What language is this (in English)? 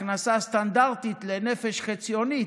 Hebrew